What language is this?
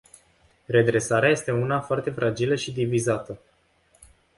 Romanian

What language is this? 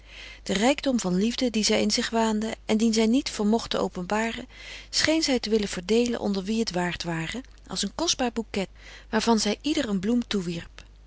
Dutch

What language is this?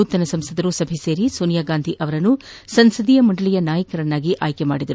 Kannada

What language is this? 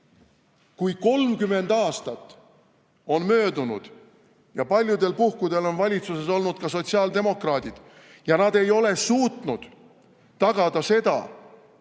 Estonian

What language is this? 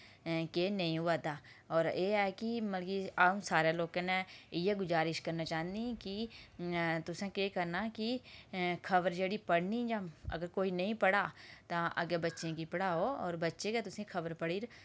Dogri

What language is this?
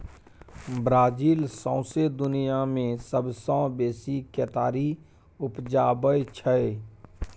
Maithili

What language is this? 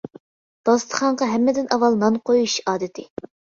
Uyghur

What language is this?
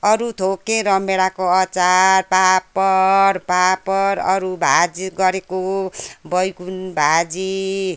Nepali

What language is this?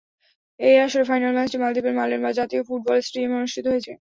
Bangla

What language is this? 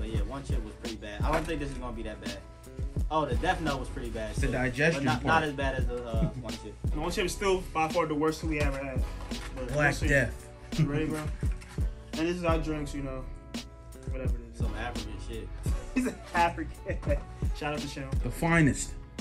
English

